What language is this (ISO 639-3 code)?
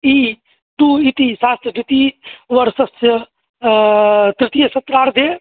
san